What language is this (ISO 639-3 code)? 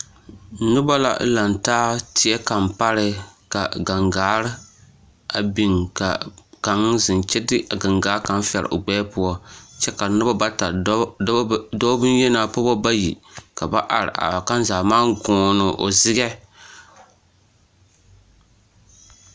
dga